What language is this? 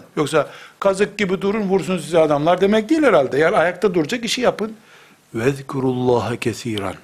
Turkish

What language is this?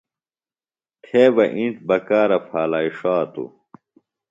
Phalura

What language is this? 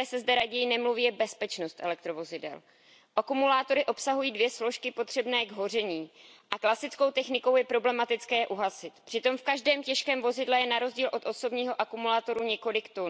Czech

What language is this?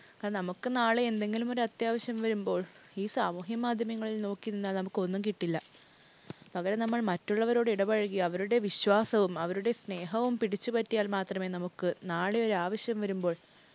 Malayalam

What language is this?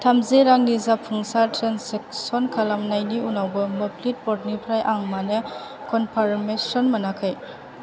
Bodo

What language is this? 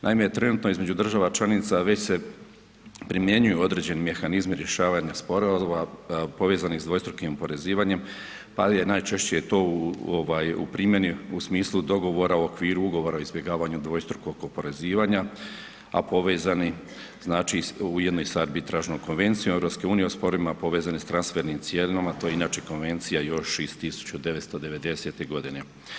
Croatian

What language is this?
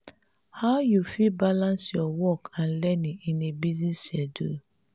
Nigerian Pidgin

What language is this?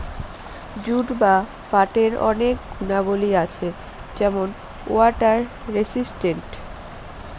Bangla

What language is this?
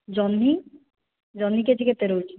Odia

